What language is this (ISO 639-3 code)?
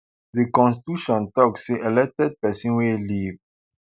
pcm